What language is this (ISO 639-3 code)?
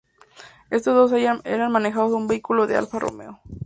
spa